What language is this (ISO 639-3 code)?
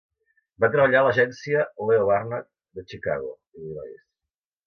cat